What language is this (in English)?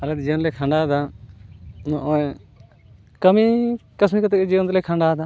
Santali